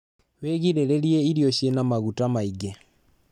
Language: Kikuyu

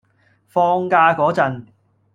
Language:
Cantonese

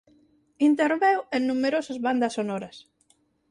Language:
Galician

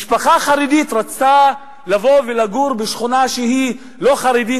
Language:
Hebrew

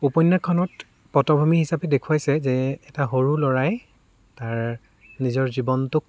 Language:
Assamese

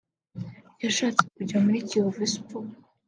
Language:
Kinyarwanda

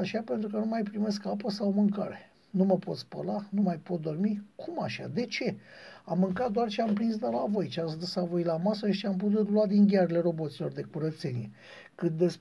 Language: Romanian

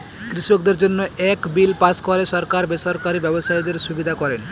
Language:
Bangla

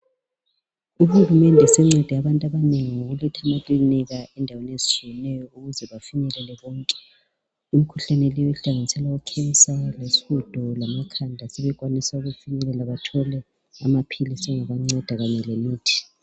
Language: North Ndebele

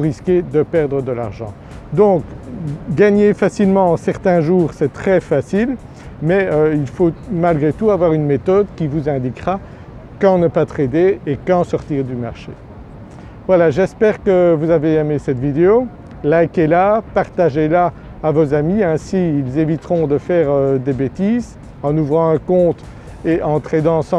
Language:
French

